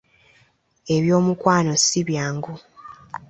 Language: Ganda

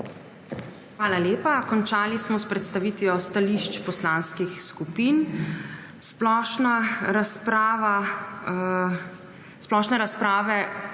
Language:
Slovenian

